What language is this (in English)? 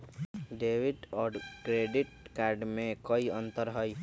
Magahi